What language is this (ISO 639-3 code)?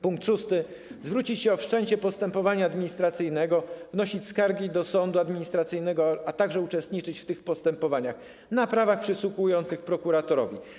pol